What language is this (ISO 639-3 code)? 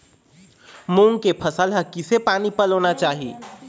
hne